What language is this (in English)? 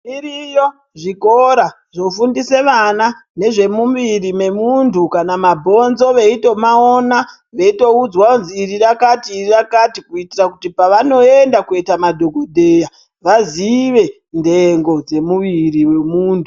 Ndau